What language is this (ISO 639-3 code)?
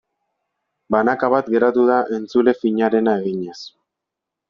eus